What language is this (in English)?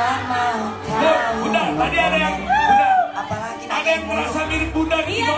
Indonesian